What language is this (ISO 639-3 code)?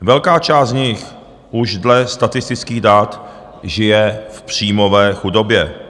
ces